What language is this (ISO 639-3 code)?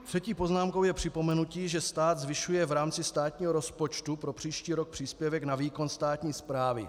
ces